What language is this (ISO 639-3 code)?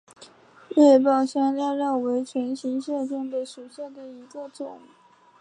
zho